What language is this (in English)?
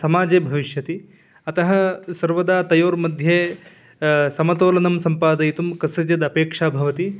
Sanskrit